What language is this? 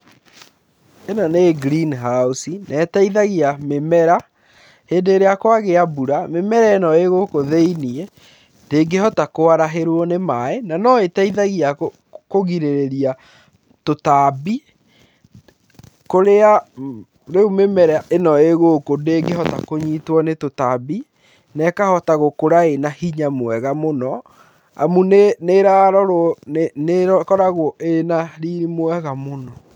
Kikuyu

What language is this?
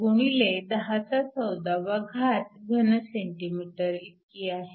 Marathi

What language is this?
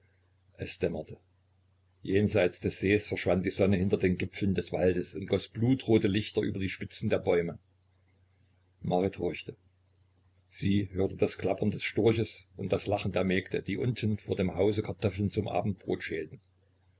German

